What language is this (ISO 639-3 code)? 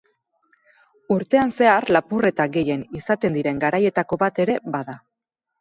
eus